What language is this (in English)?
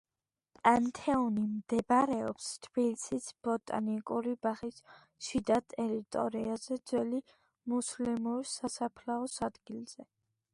Georgian